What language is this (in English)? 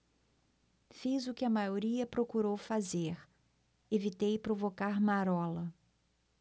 Portuguese